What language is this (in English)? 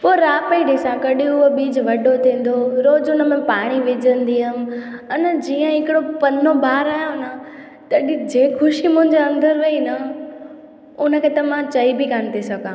Sindhi